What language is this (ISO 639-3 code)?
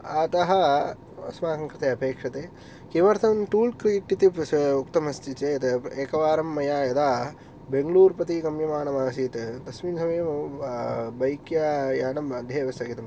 san